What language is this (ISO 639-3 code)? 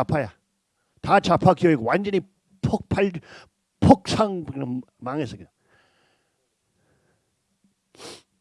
kor